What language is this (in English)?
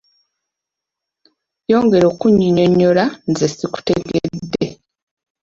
Ganda